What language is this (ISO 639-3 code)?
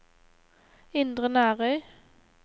nor